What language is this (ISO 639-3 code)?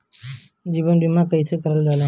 bho